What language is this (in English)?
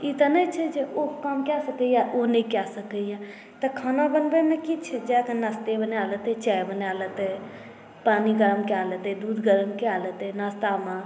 Maithili